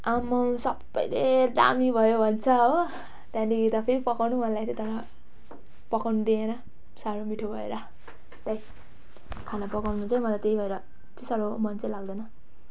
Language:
Nepali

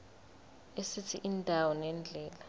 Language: Zulu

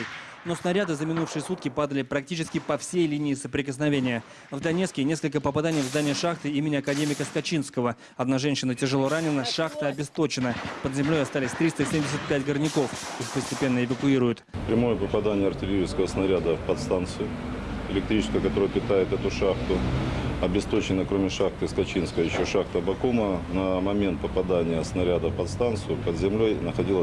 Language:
Russian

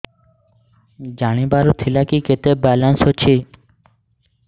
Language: Odia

